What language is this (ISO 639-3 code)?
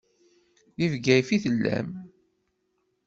kab